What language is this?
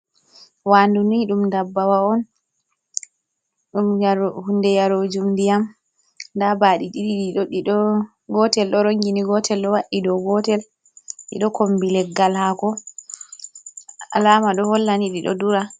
Fula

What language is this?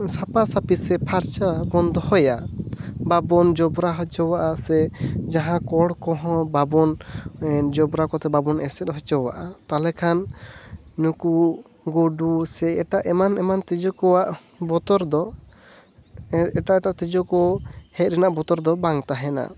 Santali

